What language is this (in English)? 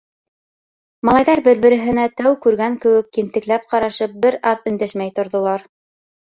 Bashkir